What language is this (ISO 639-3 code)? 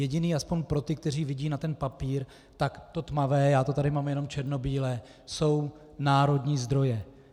ces